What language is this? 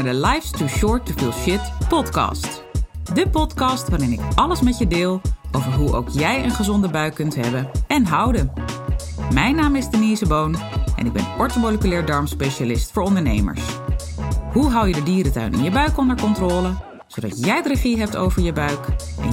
Dutch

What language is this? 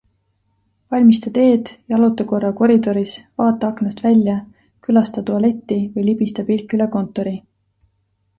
Estonian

